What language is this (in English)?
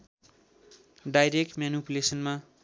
Nepali